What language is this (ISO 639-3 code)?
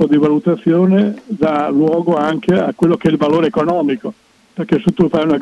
ita